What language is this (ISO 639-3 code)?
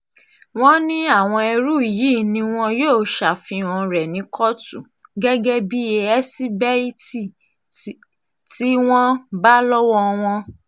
yor